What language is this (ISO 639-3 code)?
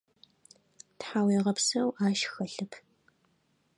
ady